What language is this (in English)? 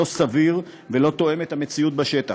Hebrew